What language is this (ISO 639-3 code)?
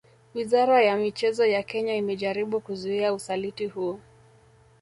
swa